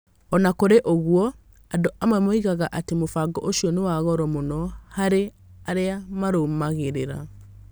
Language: Kikuyu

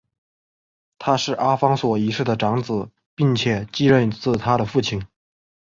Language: Chinese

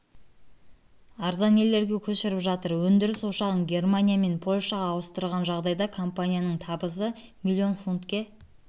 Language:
Kazakh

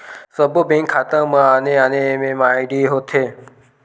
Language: Chhattisgarhi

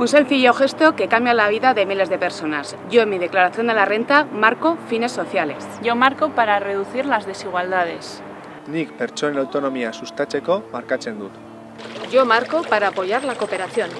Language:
Spanish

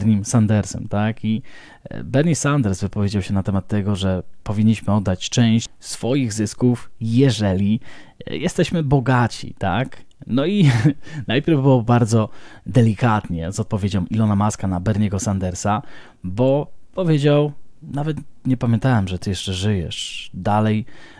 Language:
Polish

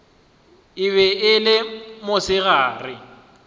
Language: Northern Sotho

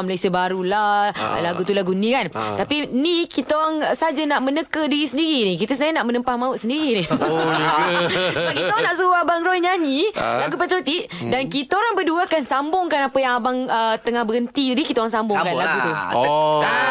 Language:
Malay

